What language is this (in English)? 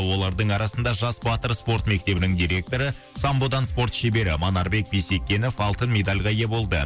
Kazakh